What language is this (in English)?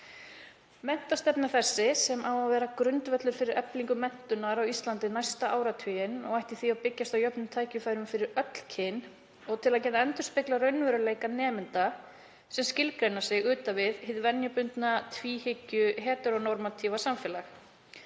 Icelandic